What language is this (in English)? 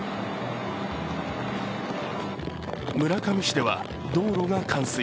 Japanese